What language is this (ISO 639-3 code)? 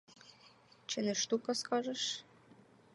ukr